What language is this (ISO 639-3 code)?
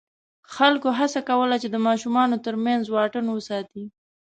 pus